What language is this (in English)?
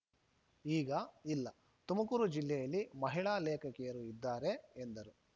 Kannada